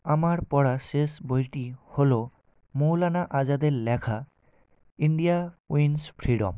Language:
Bangla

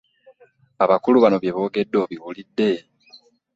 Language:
Ganda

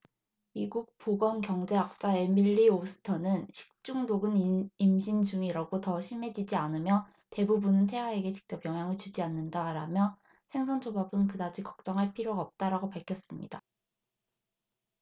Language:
Korean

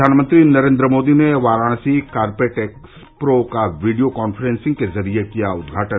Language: Hindi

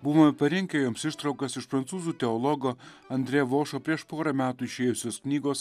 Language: Lithuanian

